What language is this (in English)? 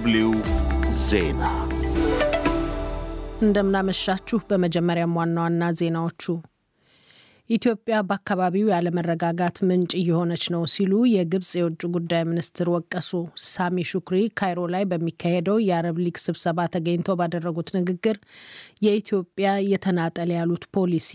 Amharic